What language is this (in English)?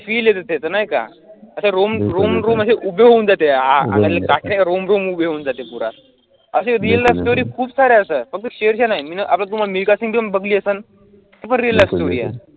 Marathi